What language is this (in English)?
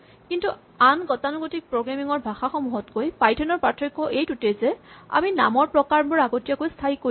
Assamese